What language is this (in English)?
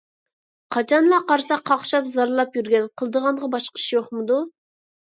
Uyghur